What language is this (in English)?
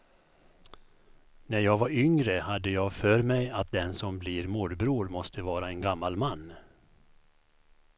Swedish